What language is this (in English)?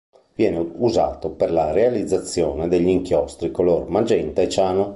Italian